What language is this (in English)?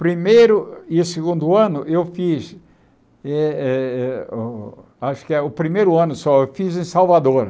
Portuguese